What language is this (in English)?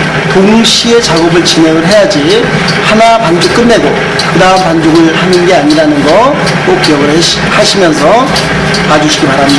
Korean